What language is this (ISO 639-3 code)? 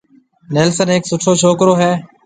mve